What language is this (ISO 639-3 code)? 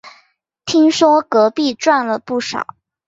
zho